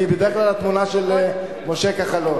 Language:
Hebrew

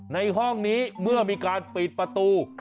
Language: Thai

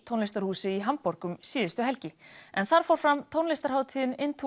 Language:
Icelandic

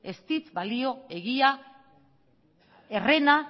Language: Basque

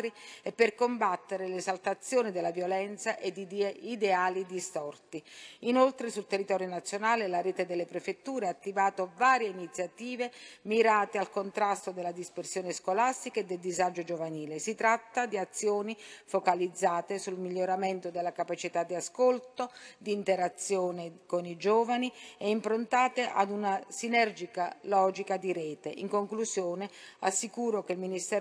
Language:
Italian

